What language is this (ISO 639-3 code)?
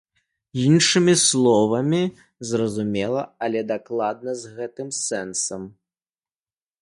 bel